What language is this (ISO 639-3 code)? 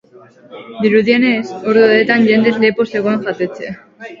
eus